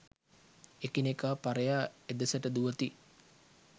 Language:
Sinhala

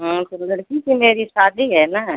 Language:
Hindi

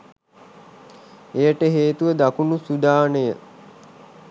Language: Sinhala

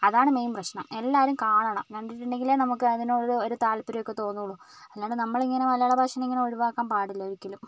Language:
Malayalam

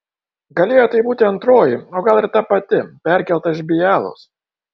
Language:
Lithuanian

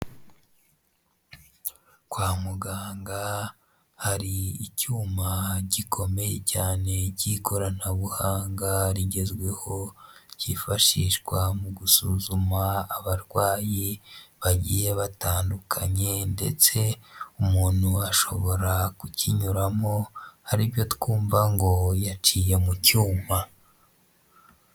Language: Kinyarwanda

